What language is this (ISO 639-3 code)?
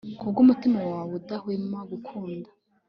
kin